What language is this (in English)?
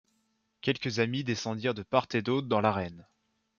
French